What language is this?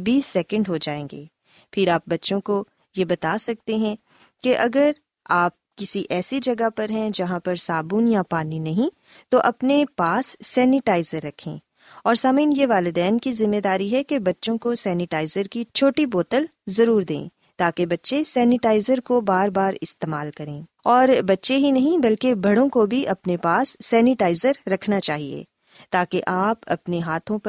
Urdu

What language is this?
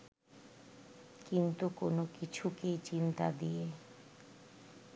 Bangla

